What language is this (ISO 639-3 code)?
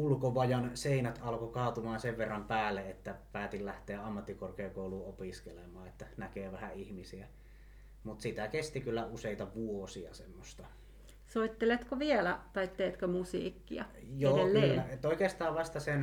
fin